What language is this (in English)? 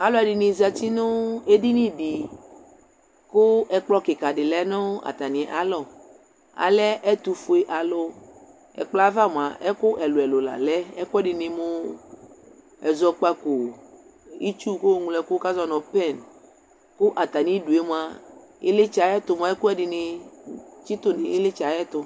Ikposo